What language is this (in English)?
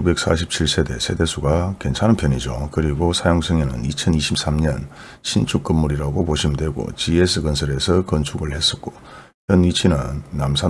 Korean